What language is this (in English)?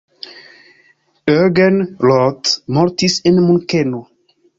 Esperanto